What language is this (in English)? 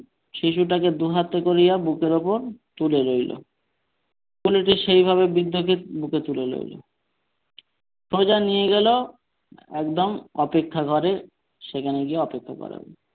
Bangla